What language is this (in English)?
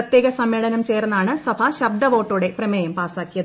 Malayalam